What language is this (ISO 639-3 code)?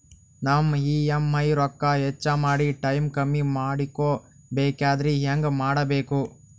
kan